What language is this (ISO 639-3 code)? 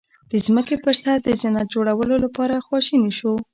pus